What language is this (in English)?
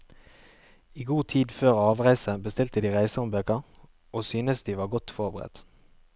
Norwegian